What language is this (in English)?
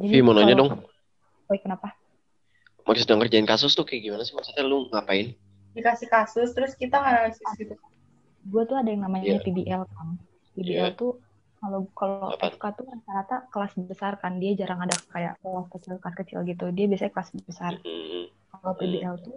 Indonesian